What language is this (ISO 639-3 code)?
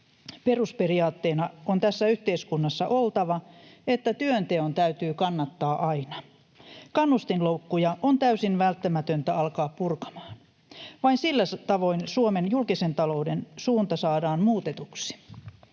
fin